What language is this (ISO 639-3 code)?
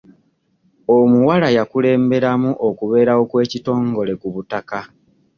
lug